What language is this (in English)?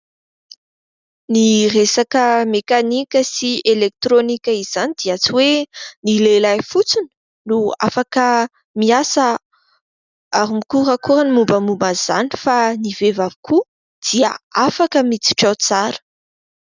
Malagasy